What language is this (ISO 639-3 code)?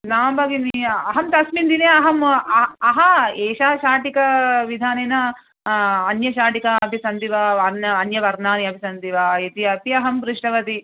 san